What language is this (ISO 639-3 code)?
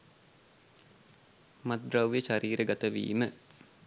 sin